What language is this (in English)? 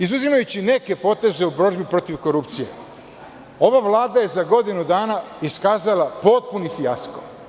Serbian